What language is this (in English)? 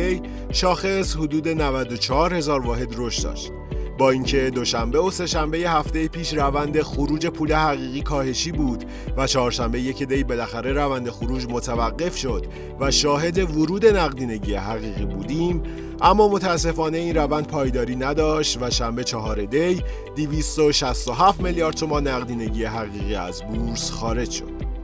Persian